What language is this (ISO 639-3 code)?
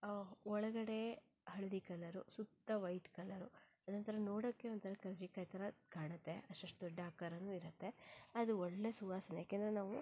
kan